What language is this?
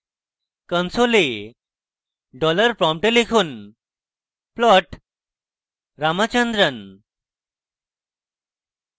Bangla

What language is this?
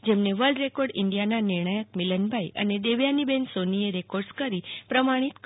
Gujarati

